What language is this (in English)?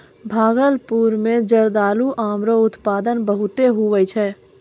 Maithili